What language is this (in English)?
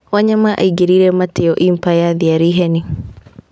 Kikuyu